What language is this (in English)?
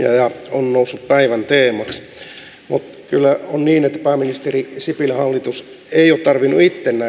Finnish